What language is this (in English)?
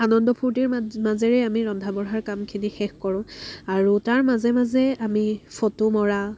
Assamese